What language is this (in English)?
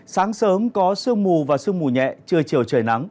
Vietnamese